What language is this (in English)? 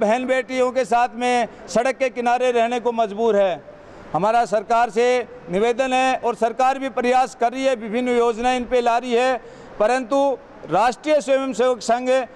Hindi